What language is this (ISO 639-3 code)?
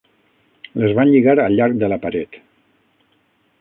cat